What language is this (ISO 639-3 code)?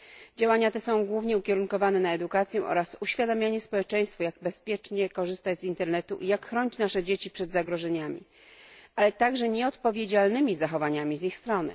pol